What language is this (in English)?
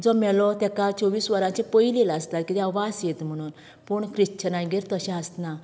Konkani